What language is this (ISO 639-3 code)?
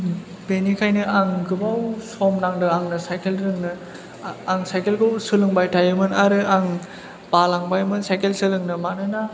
brx